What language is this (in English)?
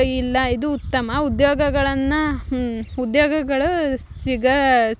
Kannada